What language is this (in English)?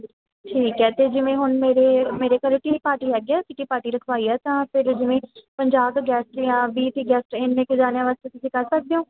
Punjabi